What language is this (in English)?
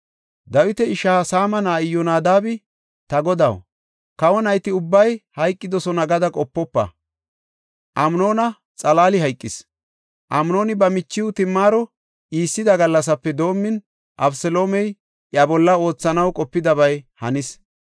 Gofa